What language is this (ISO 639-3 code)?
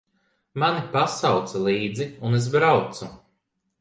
lav